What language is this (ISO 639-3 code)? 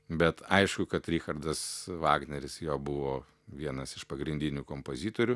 lit